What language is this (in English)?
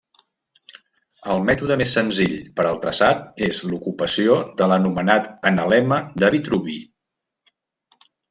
Catalan